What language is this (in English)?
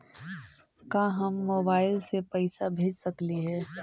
Magahi